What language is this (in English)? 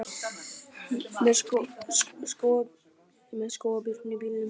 Icelandic